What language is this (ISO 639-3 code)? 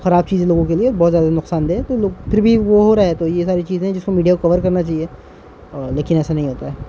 urd